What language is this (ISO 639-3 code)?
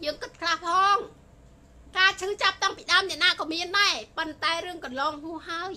tha